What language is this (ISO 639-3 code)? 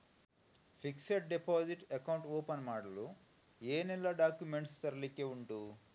kan